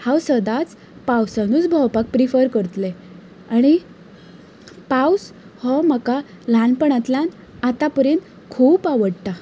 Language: Konkani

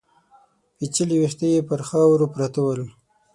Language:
Pashto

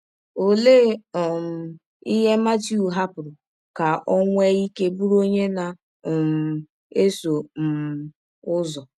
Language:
Igbo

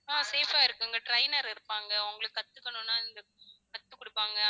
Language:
Tamil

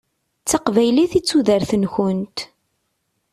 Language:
Kabyle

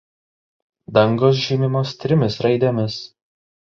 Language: Lithuanian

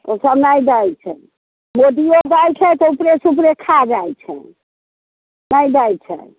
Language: Maithili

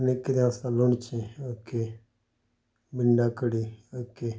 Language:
Konkani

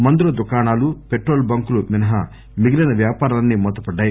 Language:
Telugu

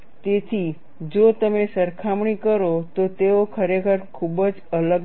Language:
Gujarati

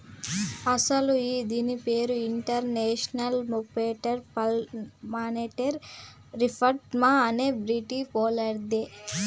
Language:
Telugu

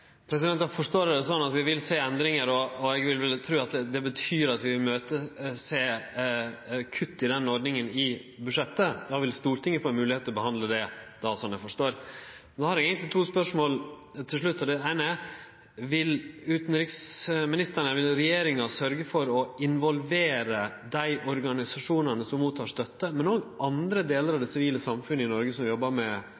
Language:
Norwegian Nynorsk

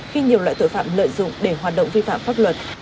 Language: Vietnamese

